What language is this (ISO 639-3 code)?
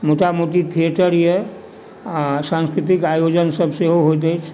mai